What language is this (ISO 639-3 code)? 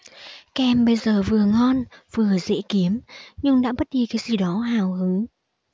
vie